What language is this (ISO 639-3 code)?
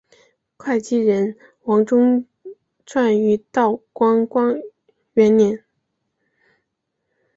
zho